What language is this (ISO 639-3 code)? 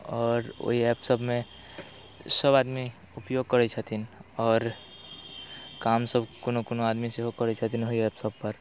mai